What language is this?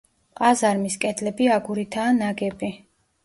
Georgian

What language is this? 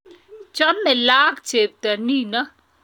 Kalenjin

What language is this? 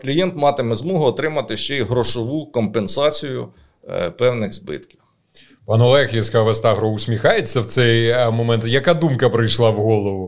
Ukrainian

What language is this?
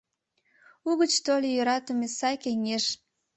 Mari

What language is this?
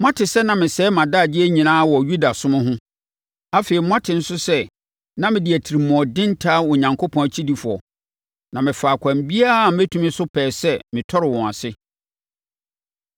Akan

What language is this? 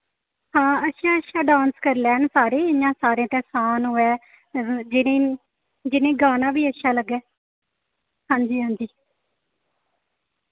Dogri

